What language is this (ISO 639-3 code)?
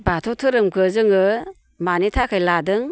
brx